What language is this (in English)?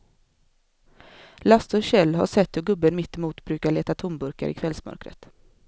Swedish